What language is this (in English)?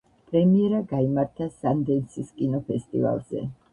Georgian